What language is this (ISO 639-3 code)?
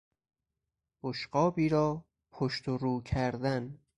fas